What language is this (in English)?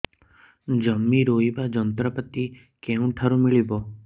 Odia